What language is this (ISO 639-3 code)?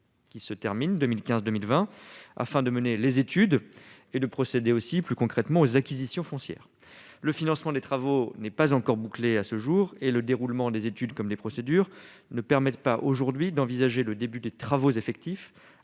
fra